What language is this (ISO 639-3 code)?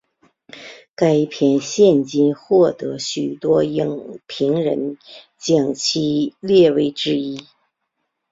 zho